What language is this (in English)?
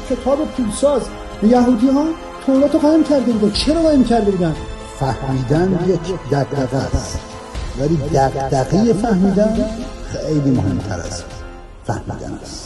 Persian